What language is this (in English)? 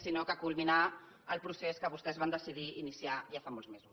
Catalan